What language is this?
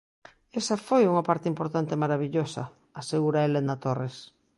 Galician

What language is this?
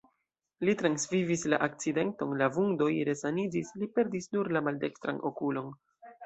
Esperanto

